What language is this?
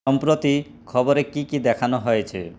Bangla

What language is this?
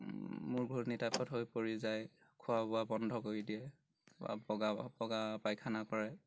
Assamese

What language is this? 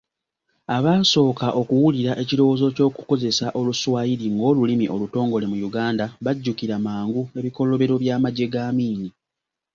Ganda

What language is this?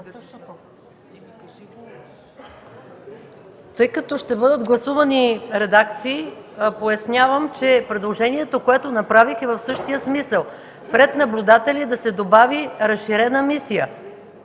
Bulgarian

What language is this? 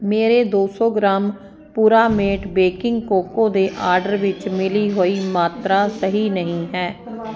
Punjabi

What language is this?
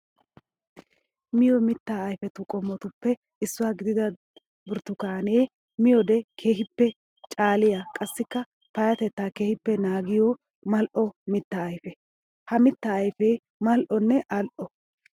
Wolaytta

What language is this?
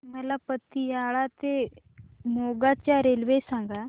Marathi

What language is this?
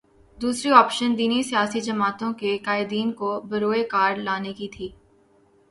Urdu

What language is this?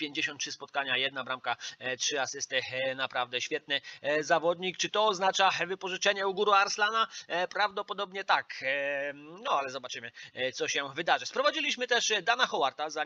Polish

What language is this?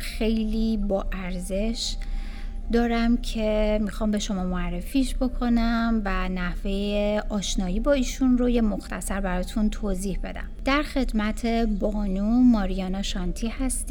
Persian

